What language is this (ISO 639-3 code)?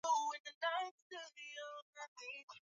swa